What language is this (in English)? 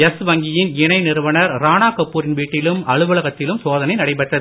Tamil